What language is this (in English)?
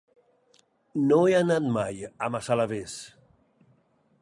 Catalan